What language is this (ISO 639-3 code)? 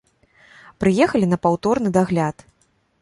bel